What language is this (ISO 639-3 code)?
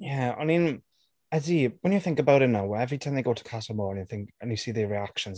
cym